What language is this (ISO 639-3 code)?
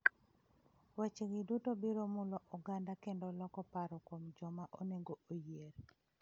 luo